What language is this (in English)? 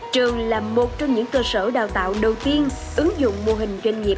Vietnamese